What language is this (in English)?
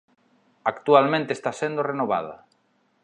Galician